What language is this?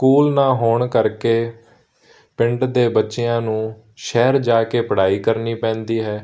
Punjabi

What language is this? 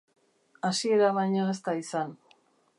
Basque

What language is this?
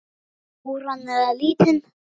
Icelandic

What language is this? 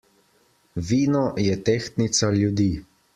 Slovenian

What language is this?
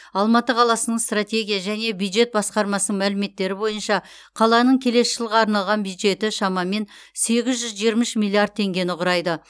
Kazakh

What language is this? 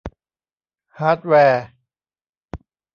Thai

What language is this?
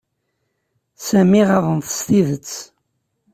Kabyle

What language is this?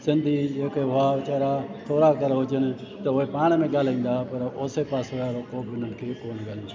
Sindhi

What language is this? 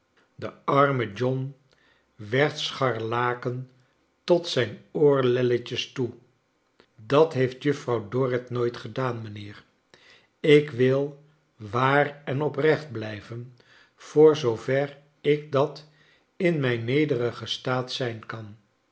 Dutch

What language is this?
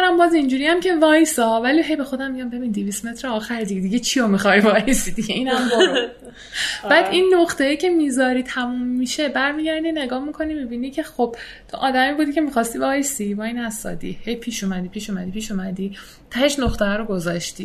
Persian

